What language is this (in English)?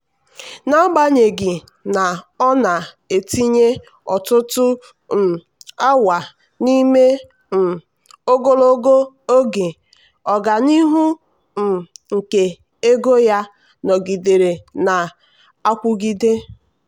Igbo